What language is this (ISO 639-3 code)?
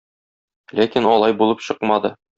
tat